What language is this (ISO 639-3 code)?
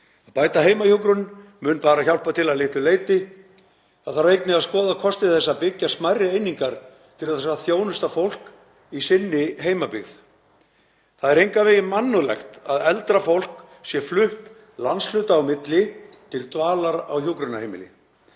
isl